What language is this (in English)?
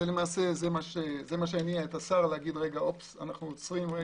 Hebrew